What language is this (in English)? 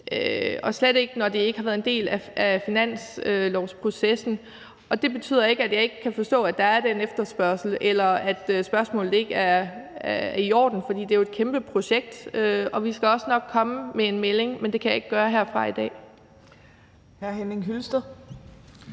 Danish